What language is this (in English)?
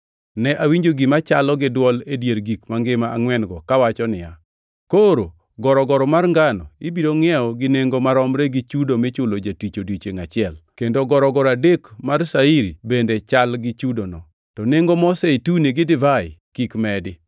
Luo (Kenya and Tanzania)